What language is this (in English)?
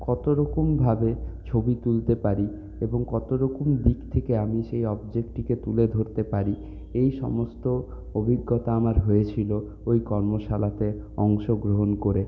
Bangla